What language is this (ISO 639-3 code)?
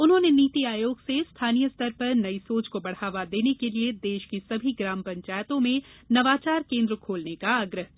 hin